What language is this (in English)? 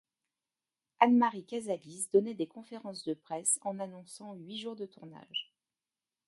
French